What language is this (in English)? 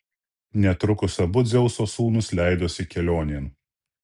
Lithuanian